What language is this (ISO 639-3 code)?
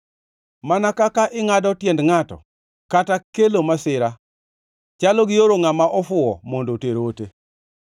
luo